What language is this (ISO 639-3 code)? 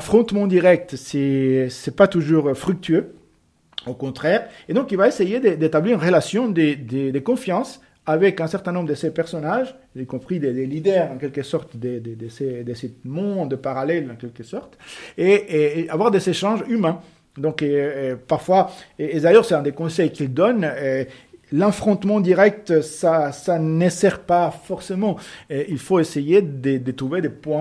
fra